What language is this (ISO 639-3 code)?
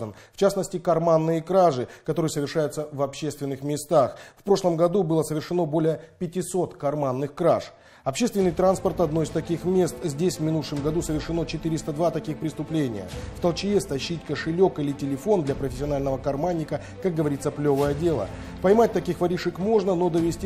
rus